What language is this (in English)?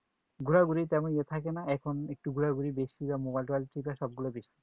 Bangla